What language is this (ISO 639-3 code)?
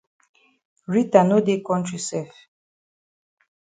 wes